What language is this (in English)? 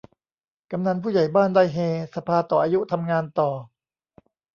Thai